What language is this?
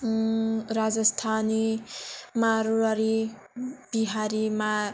Bodo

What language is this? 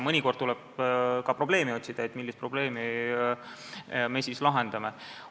Estonian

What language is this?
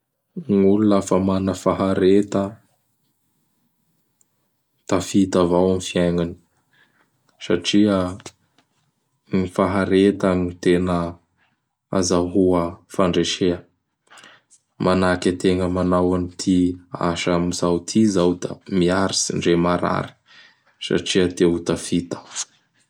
Bara Malagasy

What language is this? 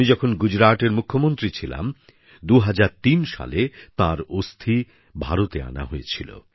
Bangla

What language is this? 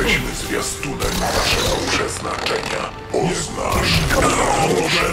Polish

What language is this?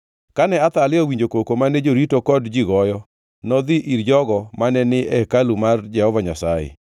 Luo (Kenya and Tanzania)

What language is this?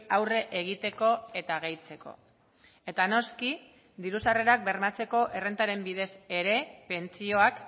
Basque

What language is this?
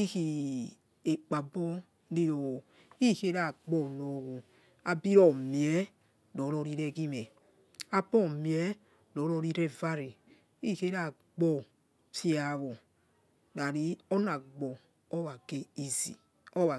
Yekhee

